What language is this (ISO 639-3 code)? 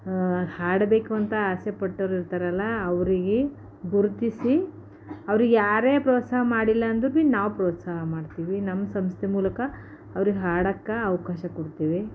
kan